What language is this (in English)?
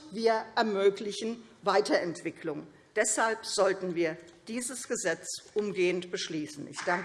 German